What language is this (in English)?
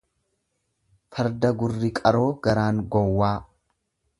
Oromo